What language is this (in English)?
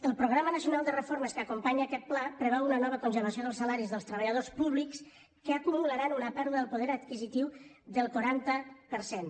Catalan